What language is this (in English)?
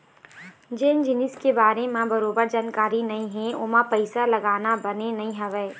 Chhattisgarhi